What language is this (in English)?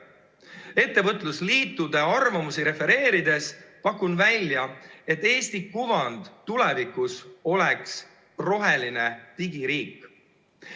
Estonian